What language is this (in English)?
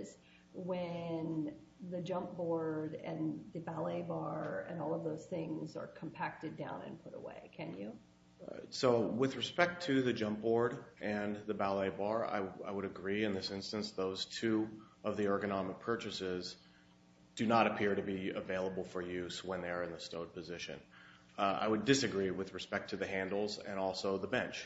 English